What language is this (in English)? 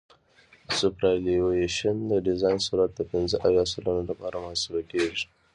Pashto